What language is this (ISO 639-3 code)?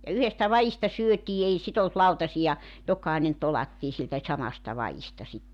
fin